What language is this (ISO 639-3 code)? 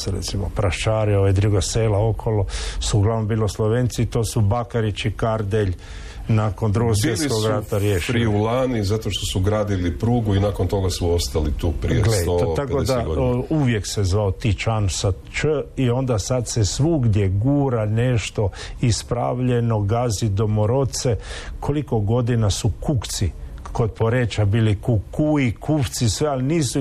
hrv